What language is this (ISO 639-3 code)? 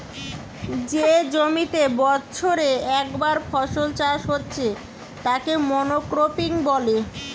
ben